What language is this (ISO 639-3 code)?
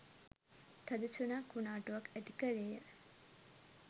sin